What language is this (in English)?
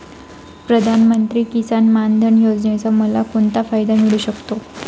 Marathi